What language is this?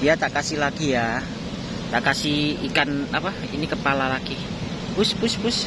Indonesian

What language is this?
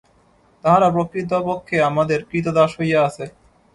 Bangla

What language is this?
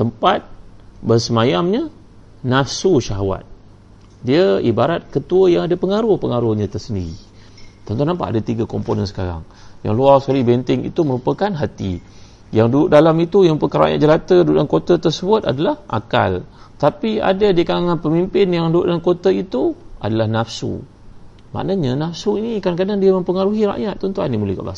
Malay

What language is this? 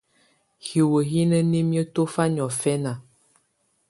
Tunen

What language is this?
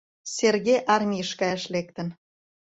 Mari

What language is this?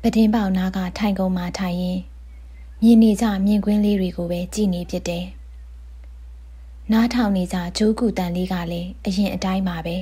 Thai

